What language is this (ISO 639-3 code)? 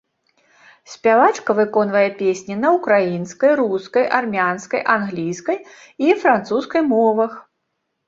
bel